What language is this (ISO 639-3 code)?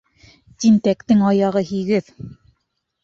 bak